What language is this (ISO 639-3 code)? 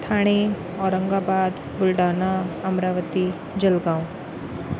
snd